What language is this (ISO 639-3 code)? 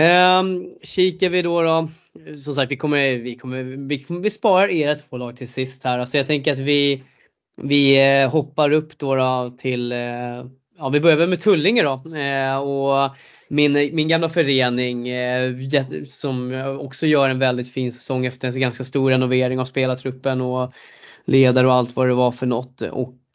swe